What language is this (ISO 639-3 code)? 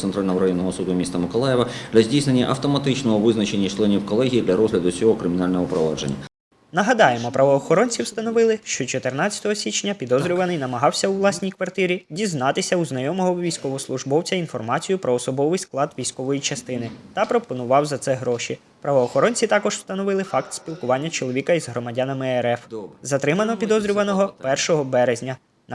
ukr